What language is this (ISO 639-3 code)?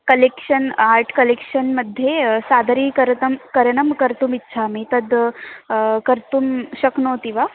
san